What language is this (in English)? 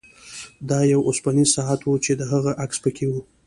Pashto